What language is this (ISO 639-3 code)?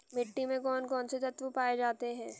hin